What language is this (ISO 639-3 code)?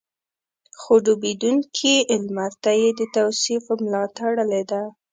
pus